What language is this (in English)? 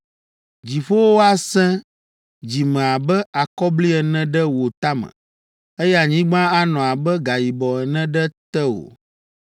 Ewe